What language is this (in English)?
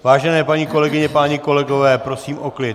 Czech